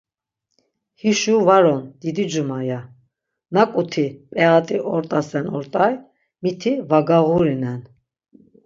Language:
Laz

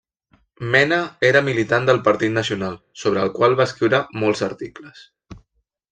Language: Catalan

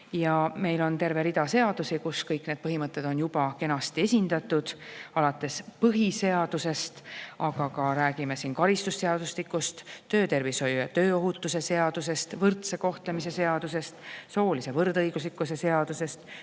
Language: Estonian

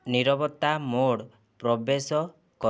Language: Odia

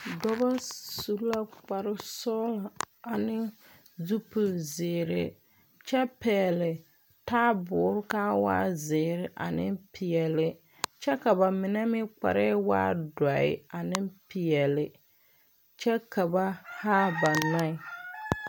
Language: Southern Dagaare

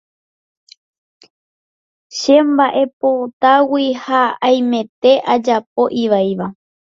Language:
Guarani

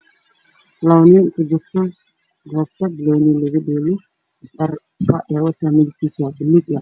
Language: Somali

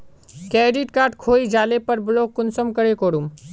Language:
Magahi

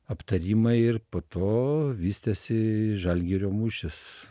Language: Lithuanian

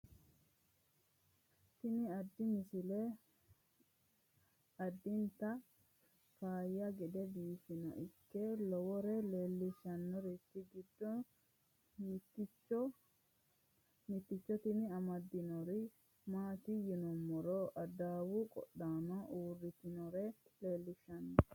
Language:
Sidamo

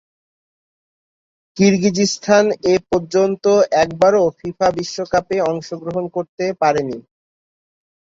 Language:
Bangla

